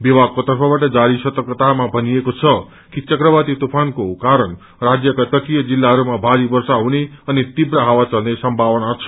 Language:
Nepali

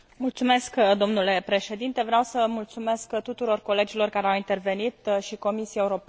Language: Romanian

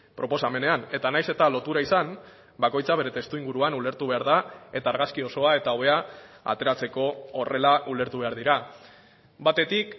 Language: Basque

